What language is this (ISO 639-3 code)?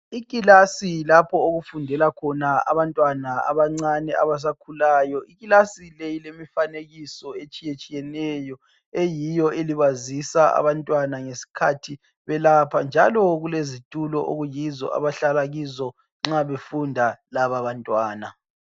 nde